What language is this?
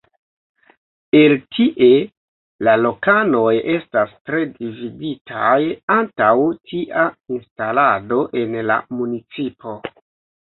Esperanto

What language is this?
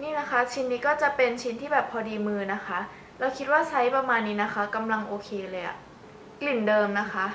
Thai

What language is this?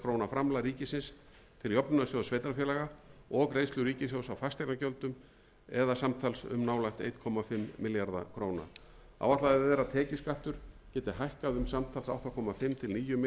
Icelandic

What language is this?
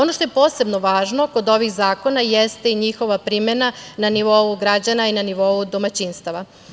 Serbian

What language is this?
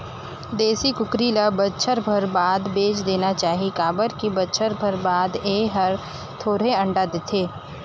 Chhattisgarhi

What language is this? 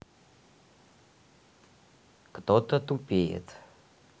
Russian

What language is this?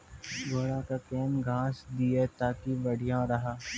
Maithili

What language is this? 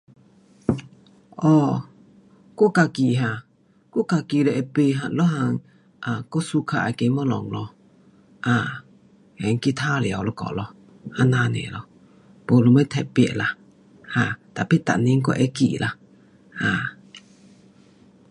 Pu-Xian Chinese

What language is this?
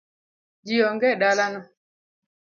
Luo (Kenya and Tanzania)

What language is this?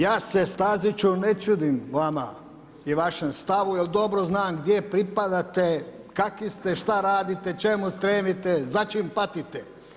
Croatian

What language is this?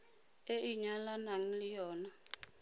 Tswana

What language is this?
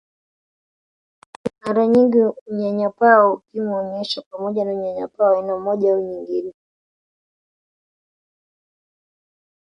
Swahili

